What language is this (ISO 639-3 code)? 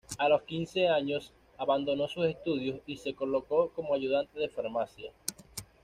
spa